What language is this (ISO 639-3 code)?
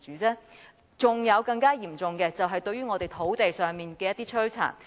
yue